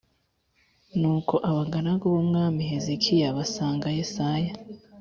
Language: Kinyarwanda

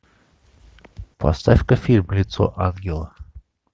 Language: Russian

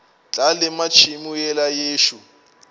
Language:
Northern Sotho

